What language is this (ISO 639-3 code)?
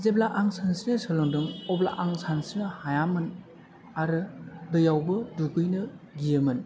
brx